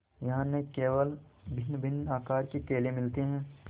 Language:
Hindi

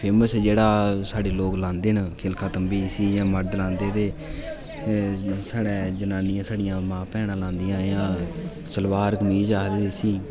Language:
Dogri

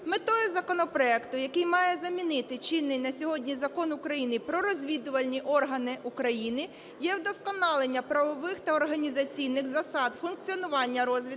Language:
Ukrainian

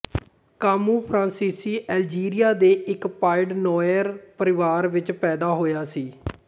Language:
Punjabi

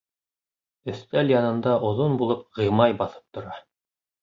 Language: Bashkir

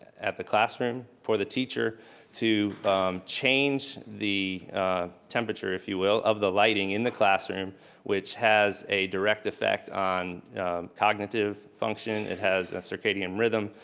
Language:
English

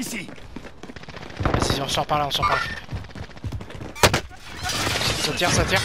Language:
French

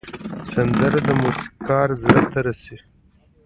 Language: Pashto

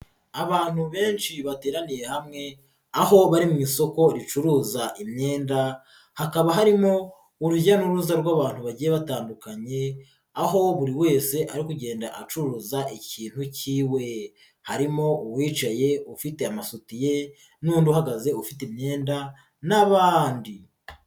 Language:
Kinyarwanda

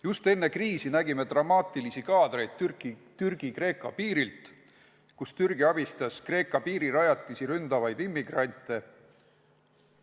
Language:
Estonian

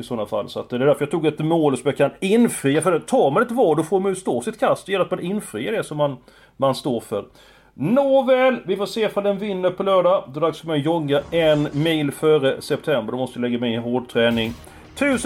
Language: Swedish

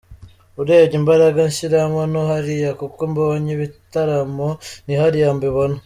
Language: Kinyarwanda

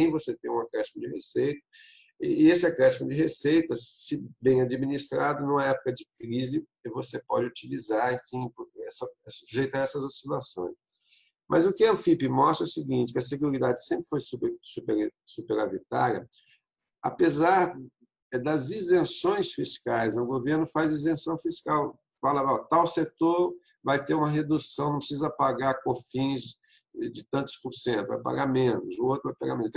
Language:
Portuguese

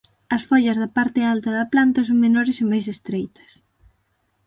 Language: Galician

